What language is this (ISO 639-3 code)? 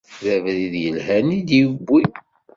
kab